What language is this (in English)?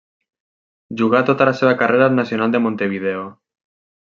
Catalan